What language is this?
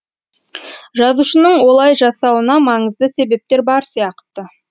Kazakh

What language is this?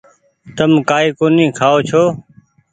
Goaria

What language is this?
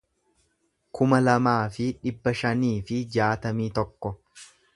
Oromo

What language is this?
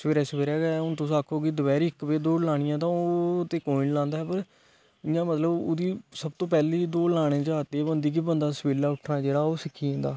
Dogri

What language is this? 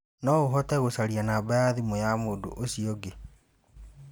Kikuyu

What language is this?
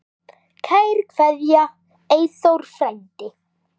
Icelandic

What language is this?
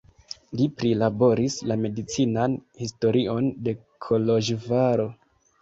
Esperanto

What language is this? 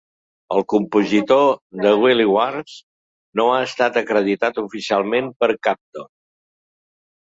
Catalan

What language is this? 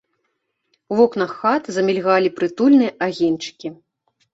Belarusian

